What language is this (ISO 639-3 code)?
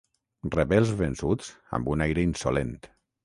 cat